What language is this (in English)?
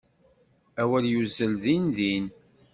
Kabyle